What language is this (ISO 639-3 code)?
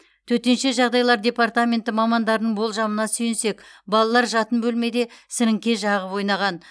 kaz